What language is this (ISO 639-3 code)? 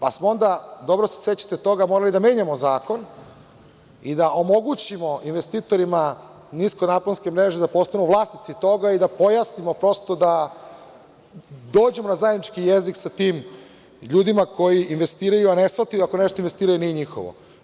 srp